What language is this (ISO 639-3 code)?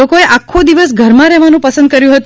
guj